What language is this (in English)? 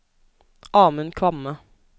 Norwegian